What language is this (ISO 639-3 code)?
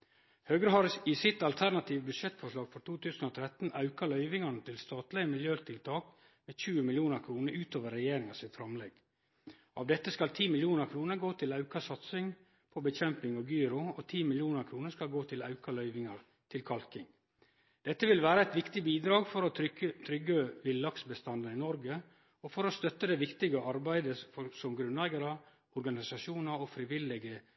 nno